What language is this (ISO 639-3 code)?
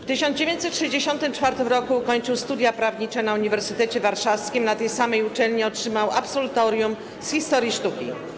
pol